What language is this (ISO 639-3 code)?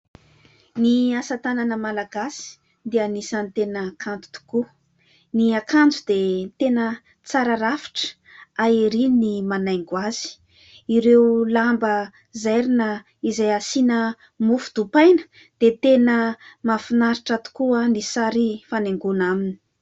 mlg